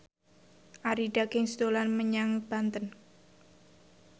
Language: Javanese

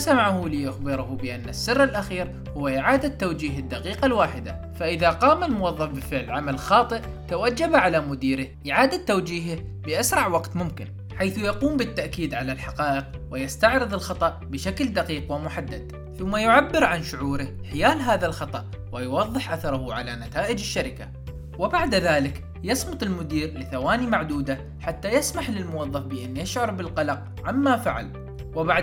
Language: Arabic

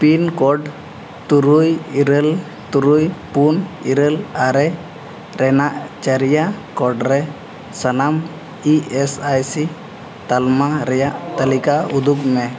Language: Santali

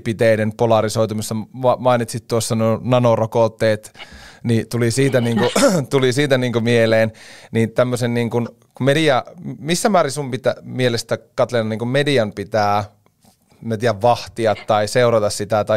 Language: Finnish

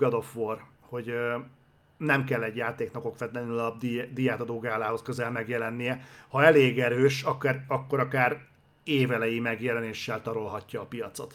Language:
Hungarian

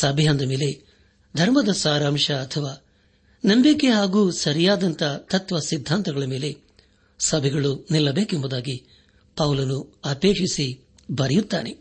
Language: Kannada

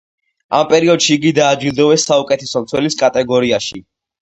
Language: Georgian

